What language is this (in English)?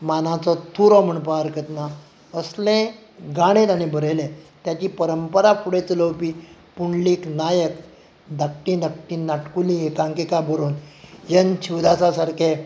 Konkani